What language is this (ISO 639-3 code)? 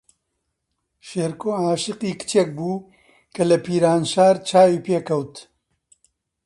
ckb